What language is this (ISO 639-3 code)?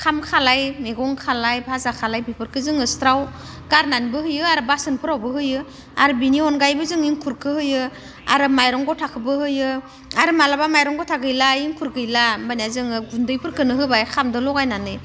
brx